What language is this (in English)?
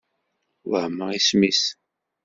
Kabyle